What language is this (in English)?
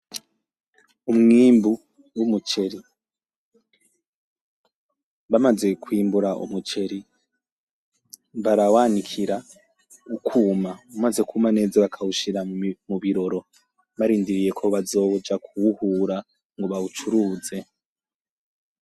Rundi